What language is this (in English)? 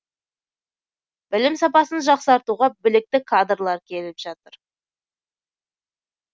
Kazakh